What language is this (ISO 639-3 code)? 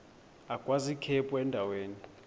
xho